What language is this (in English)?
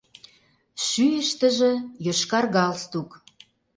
Mari